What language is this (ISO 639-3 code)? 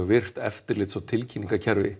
isl